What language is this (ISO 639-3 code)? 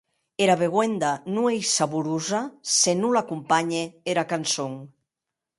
oci